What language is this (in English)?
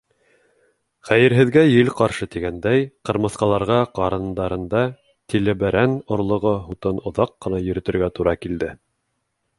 Bashkir